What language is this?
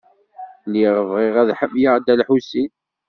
Kabyle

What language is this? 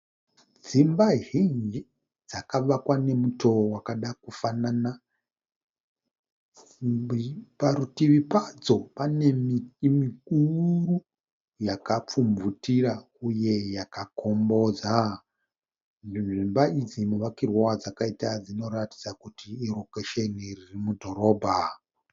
Shona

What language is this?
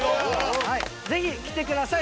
Japanese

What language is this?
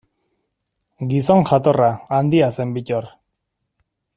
Basque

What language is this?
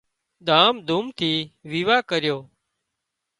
Wadiyara Koli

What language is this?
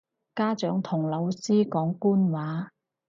Cantonese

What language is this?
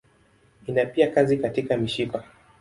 Swahili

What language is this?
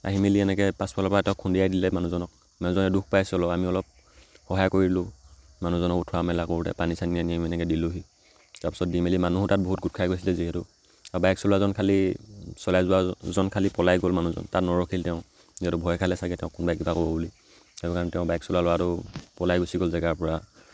Assamese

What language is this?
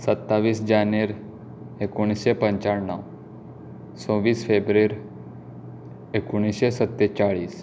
Konkani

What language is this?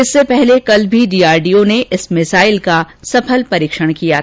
Hindi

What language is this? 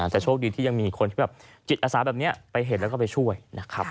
Thai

